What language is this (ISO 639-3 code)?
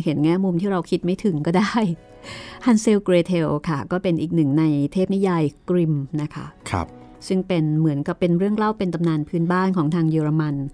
tha